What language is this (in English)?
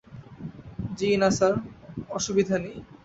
Bangla